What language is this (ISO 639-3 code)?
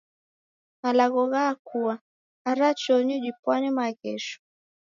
dav